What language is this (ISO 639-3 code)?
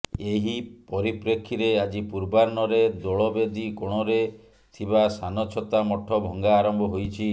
ori